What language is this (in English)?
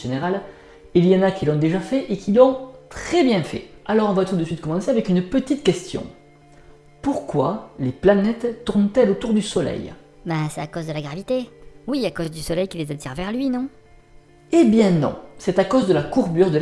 French